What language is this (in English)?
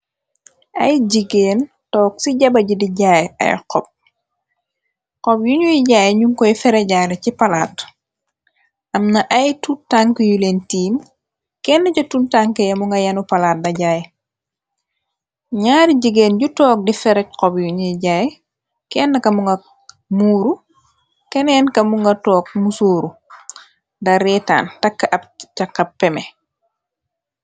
Wolof